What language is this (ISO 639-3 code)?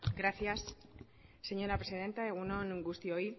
eus